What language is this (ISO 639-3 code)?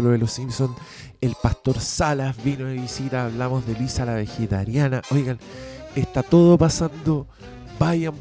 spa